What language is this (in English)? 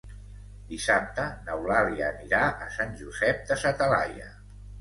Catalan